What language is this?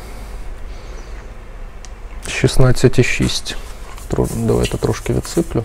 Ukrainian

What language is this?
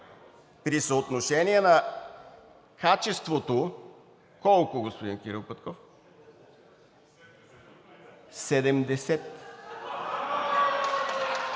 Bulgarian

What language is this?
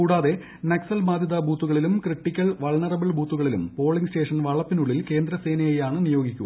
Malayalam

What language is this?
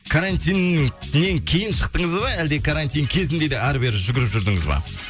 Kazakh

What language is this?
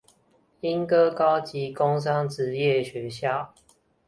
Chinese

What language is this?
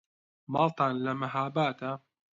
Central Kurdish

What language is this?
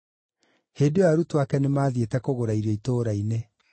Kikuyu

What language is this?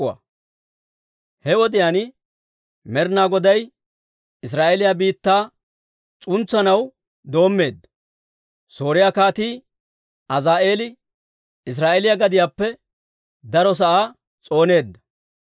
Dawro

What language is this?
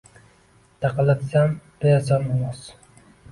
Uzbek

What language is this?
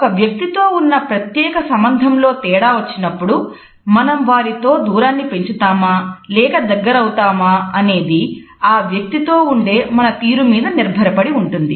Telugu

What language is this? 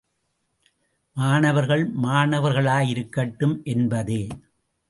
Tamil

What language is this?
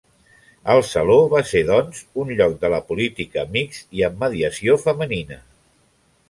Catalan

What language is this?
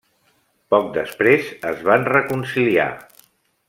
Catalan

